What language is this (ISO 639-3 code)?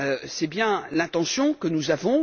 fra